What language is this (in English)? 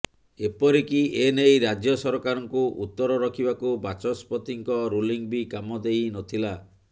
Odia